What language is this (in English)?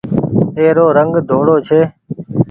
Goaria